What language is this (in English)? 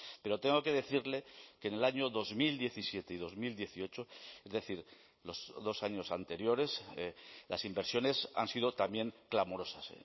Spanish